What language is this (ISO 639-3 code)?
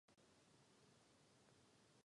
ces